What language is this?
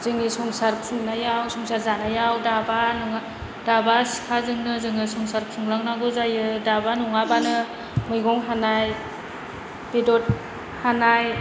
Bodo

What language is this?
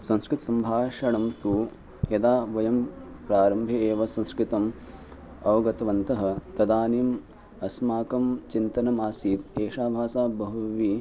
Sanskrit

